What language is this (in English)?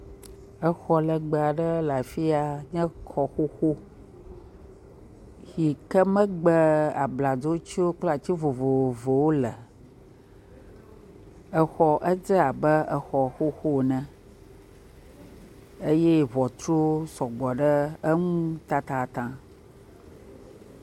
Ewe